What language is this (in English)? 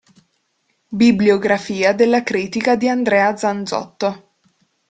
Italian